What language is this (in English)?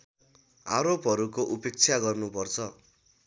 Nepali